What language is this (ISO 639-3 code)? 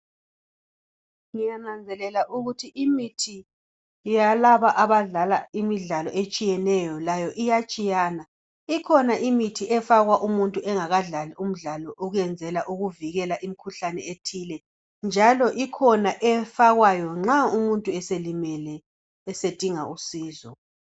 nde